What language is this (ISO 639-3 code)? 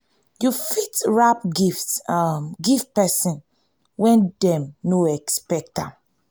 pcm